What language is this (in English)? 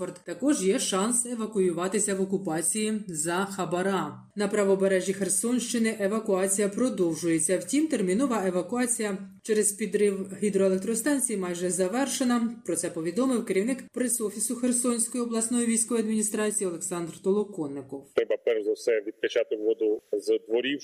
Ukrainian